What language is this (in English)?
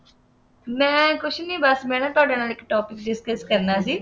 Punjabi